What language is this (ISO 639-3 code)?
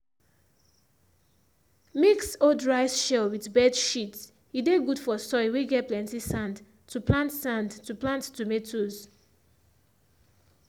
pcm